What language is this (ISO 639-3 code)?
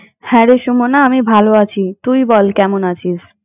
ben